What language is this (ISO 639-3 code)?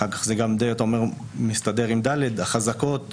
heb